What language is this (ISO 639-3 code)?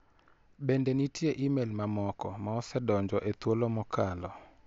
luo